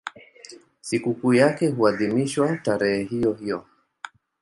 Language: Swahili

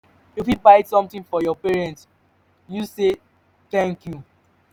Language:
Nigerian Pidgin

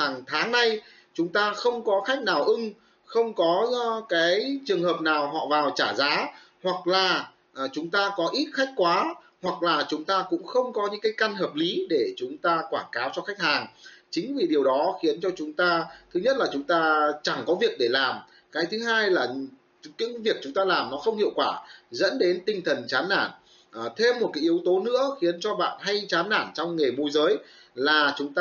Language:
Vietnamese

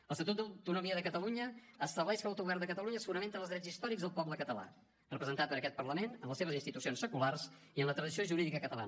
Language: Catalan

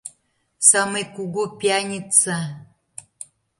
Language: Mari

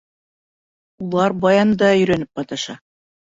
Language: Bashkir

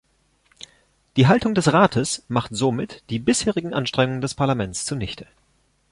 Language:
German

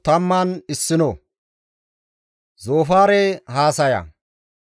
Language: Gamo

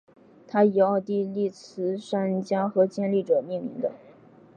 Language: Chinese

